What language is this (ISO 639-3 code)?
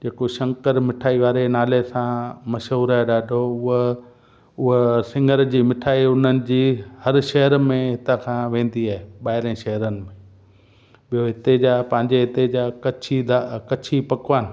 snd